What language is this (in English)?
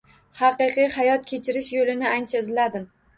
Uzbek